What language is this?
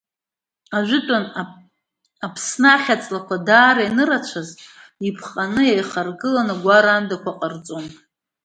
Abkhazian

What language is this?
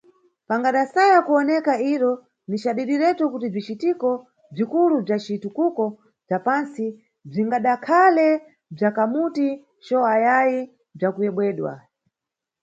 Nyungwe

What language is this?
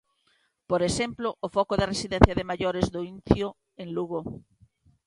Galician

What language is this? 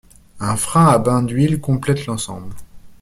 French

